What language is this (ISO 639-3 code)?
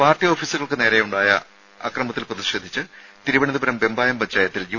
mal